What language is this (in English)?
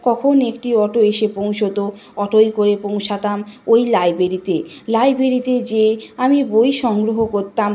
Bangla